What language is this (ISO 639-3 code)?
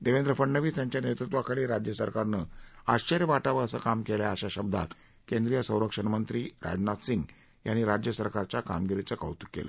mar